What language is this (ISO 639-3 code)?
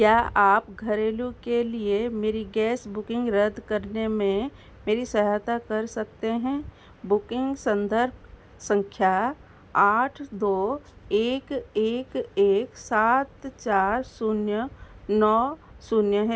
hin